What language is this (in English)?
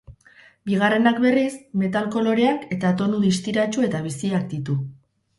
Basque